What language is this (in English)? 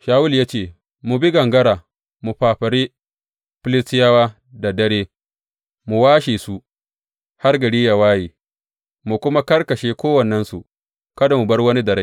Hausa